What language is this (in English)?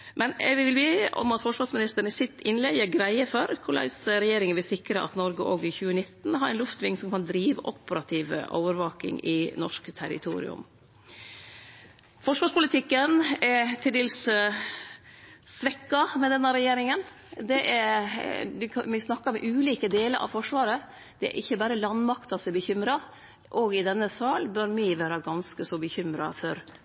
Norwegian Nynorsk